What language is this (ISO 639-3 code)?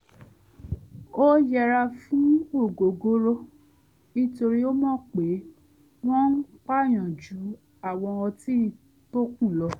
yor